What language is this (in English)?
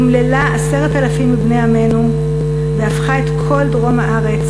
Hebrew